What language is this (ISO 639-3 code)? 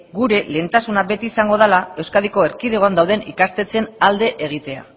eus